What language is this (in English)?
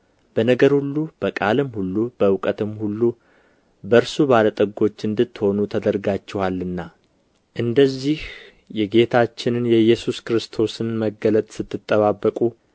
Amharic